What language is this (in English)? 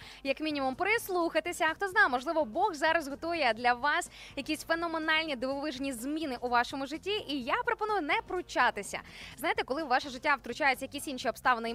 Ukrainian